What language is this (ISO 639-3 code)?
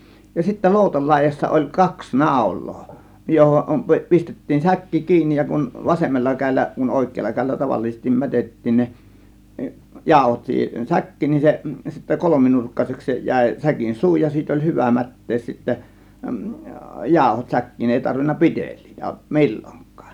fin